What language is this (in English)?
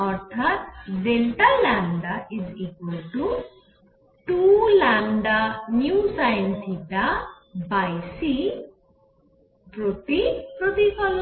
Bangla